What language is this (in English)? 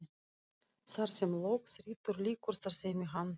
Icelandic